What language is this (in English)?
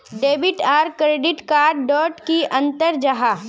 Magahi